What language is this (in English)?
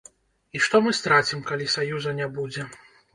Belarusian